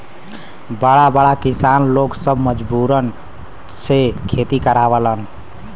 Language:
Bhojpuri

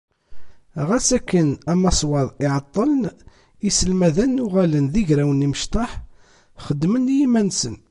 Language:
Kabyle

